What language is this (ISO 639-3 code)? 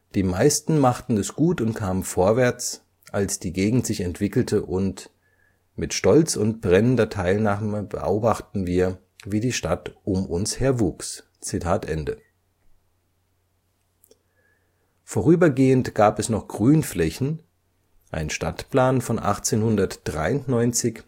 deu